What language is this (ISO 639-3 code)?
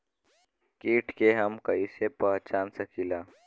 bho